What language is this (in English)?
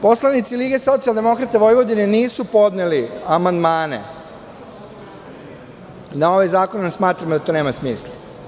Serbian